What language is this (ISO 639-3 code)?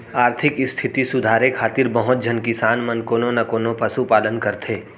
hne